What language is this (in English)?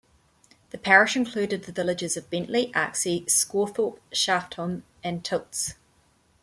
English